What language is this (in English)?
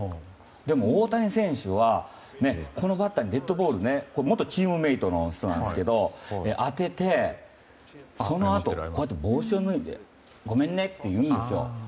Japanese